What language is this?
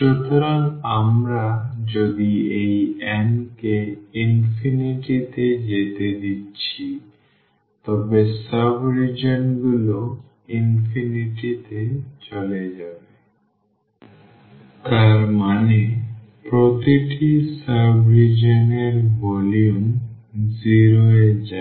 Bangla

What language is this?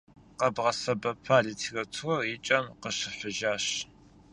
Kabardian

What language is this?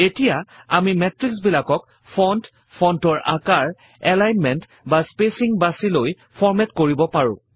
Assamese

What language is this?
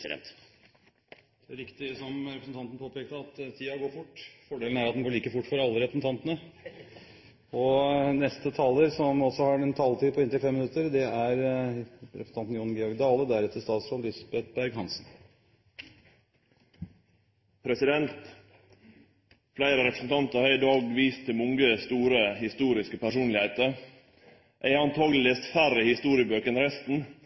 Norwegian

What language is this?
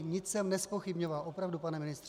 Czech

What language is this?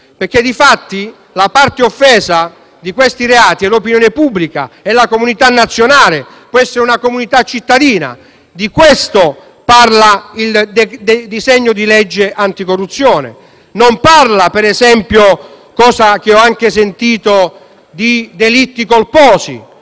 Italian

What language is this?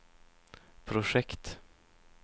Swedish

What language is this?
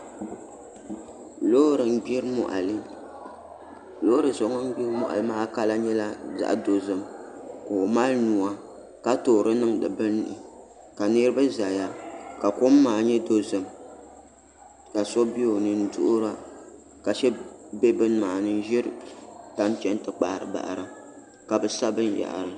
Dagbani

